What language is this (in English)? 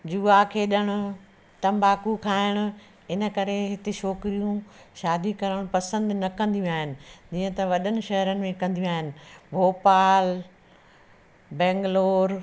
Sindhi